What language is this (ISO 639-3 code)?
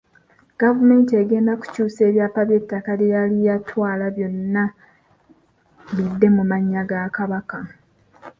lug